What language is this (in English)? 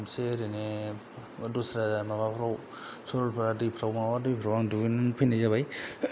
Bodo